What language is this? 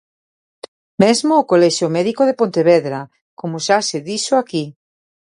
Galician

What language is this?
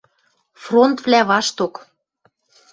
Western Mari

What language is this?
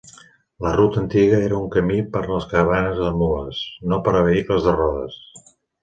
Catalan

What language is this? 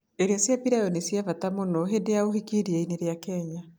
Kikuyu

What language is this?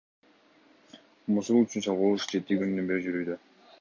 Kyrgyz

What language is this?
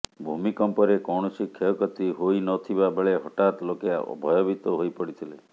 Odia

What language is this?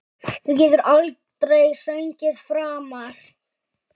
Icelandic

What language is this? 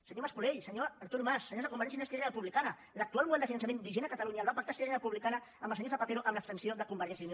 Catalan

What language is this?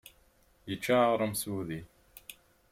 Kabyle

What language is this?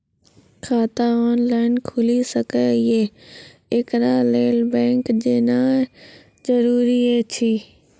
Maithili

